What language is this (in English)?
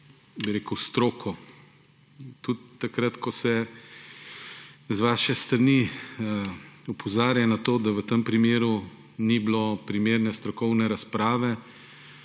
Slovenian